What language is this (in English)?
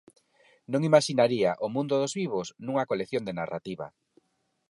Galician